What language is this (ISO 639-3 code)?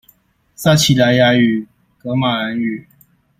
zho